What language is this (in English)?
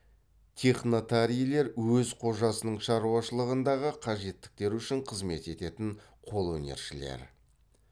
Kazakh